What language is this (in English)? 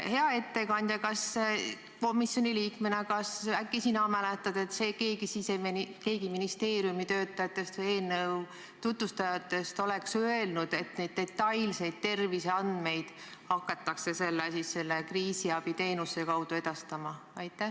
Estonian